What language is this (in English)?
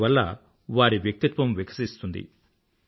Telugu